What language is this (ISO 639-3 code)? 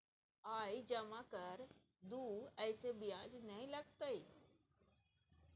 mai